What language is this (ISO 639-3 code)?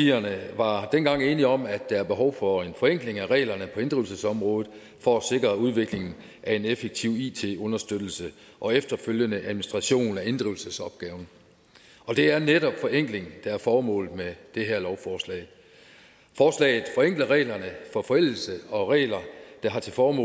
dan